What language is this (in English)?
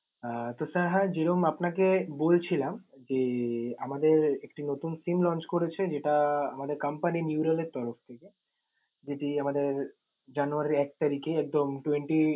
Bangla